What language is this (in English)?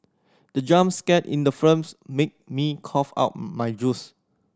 English